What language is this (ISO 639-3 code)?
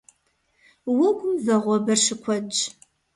kbd